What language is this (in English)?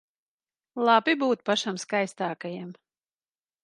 Latvian